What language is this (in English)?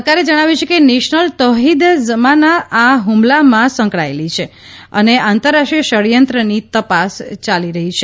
Gujarati